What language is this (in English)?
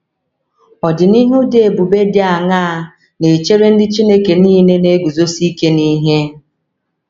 Igbo